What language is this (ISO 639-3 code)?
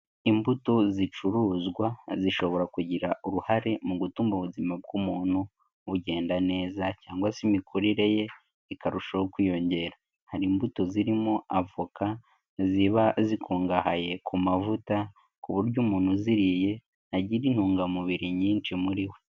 kin